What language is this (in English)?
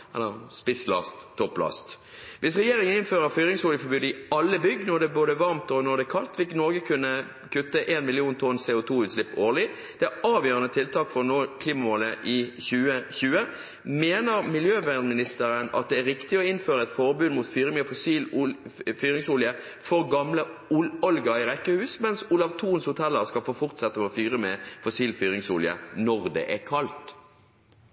Norwegian Bokmål